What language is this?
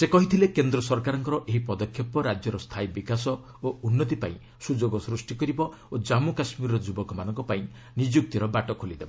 Odia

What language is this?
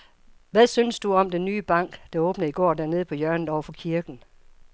Danish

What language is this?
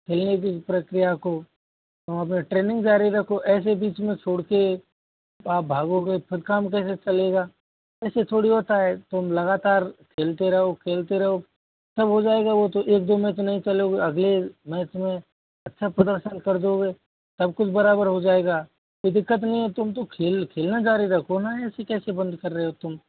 Hindi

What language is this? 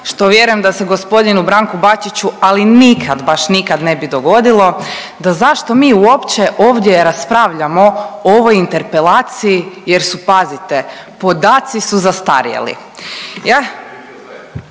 Croatian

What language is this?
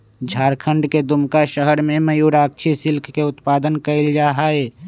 Magahi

